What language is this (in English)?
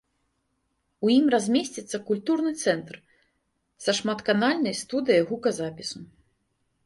Belarusian